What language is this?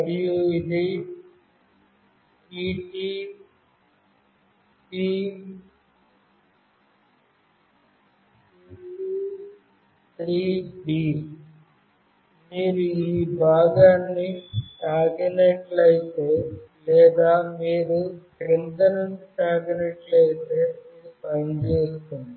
Telugu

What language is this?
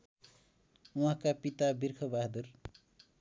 Nepali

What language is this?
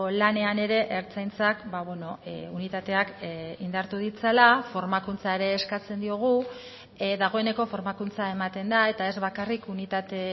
Basque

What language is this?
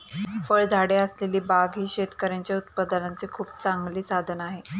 Marathi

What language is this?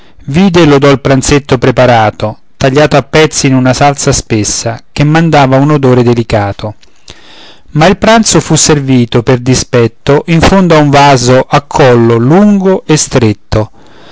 Italian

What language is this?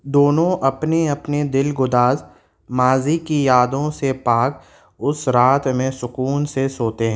Urdu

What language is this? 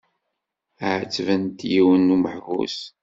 Kabyle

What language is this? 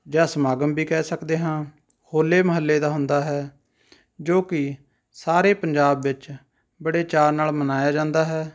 Punjabi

